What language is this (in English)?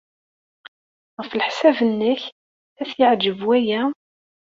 Kabyle